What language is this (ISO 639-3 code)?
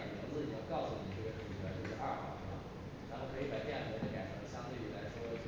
zho